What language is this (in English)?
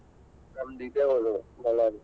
Kannada